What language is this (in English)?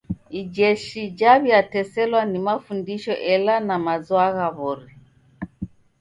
Taita